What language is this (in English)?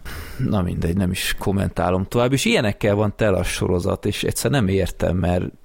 Hungarian